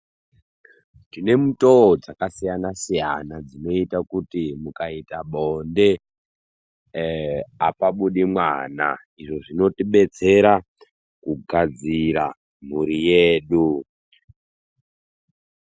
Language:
Ndau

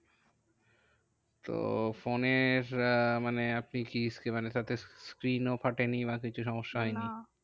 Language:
Bangla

